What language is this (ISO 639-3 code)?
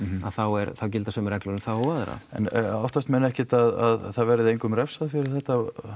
isl